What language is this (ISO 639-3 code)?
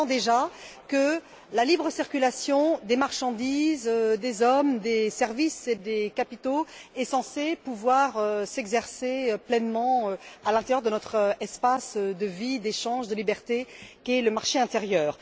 fra